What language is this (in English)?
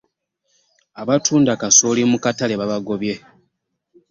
Ganda